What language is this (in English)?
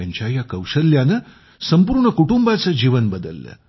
Marathi